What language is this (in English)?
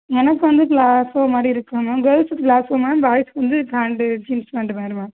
Tamil